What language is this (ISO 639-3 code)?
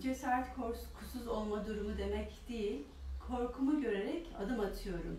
tur